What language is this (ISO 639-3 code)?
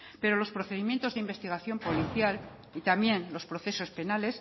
spa